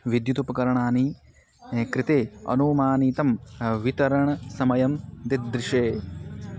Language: Sanskrit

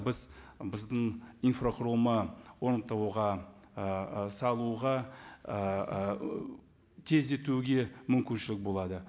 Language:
Kazakh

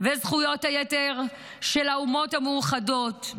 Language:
Hebrew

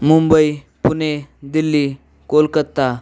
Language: Marathi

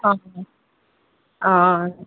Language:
Maithili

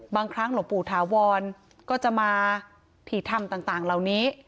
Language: Thai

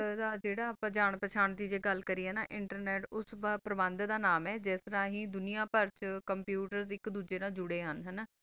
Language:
Punjabi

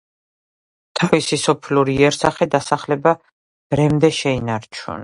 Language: Georgian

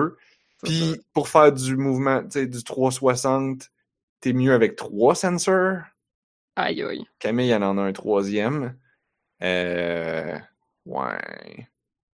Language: French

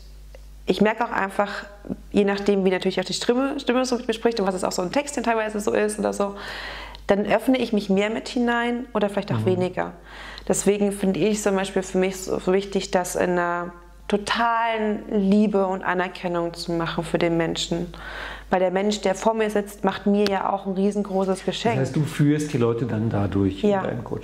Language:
German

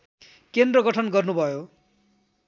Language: Nepali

